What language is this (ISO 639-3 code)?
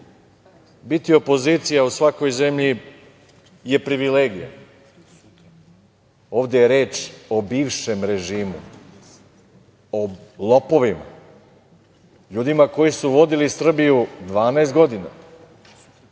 srp